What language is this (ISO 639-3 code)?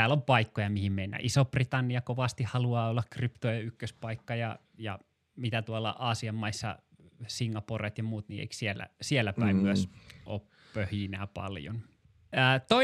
fin